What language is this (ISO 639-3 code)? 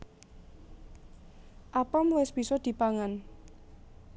jav